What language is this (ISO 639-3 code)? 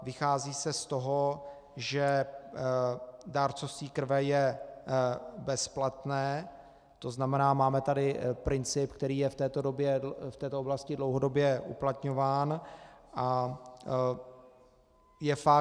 ces